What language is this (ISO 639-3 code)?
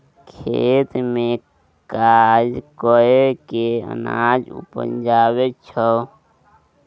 mai